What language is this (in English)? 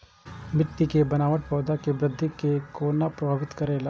Maithili